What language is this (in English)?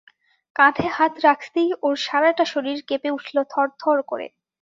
Bangla